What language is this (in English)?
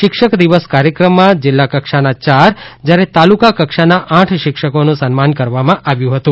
Gujarati